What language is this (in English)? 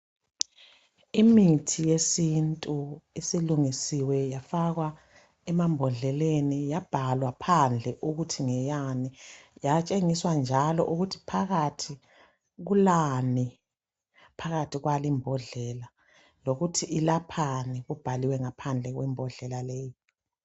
North Ndebele